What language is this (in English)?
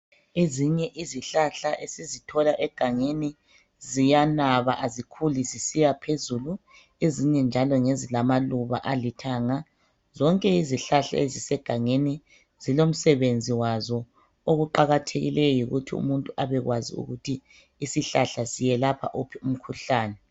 North Ndebele